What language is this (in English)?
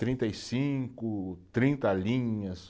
Portuguese